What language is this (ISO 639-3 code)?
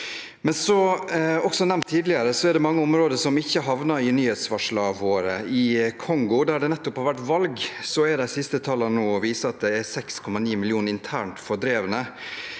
nor